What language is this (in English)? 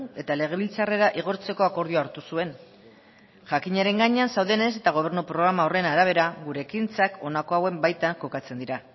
Basque